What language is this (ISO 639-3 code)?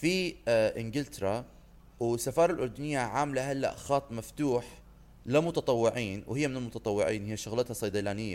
ara